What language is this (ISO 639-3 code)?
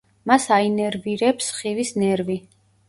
kat